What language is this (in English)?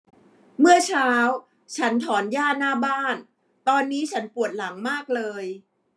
Thai